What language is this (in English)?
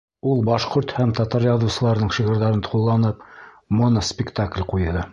Bashkir